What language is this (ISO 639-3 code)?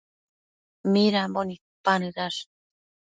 mcf